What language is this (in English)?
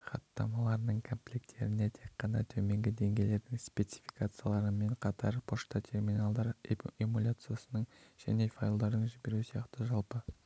Kazakh